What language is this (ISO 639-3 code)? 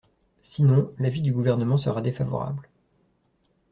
fra